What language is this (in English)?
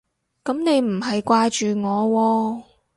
Cantonese